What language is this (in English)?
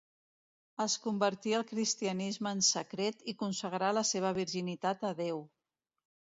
Catalan